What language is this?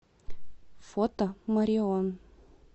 Russian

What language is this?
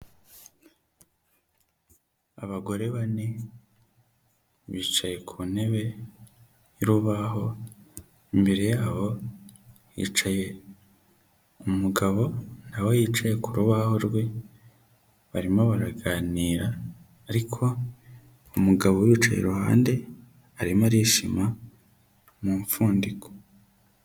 Kinyarwanda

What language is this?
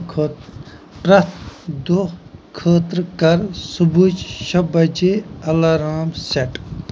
Kashmiri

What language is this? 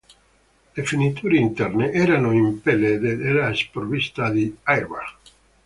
Italian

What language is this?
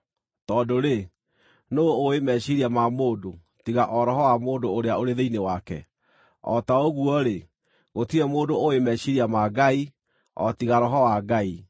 Kikuyu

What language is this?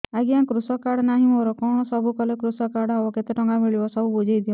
Odia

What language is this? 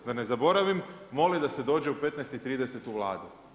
Croatian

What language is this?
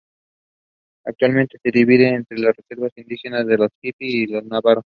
Spanish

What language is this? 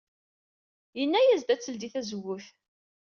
Kabyle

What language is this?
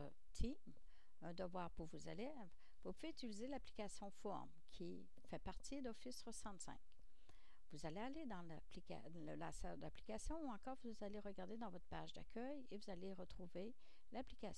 French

